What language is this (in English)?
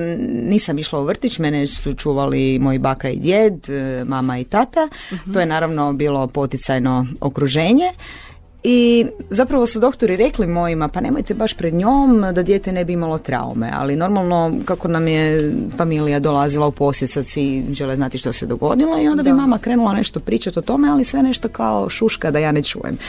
Croatian